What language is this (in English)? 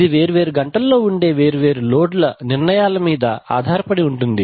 Telugu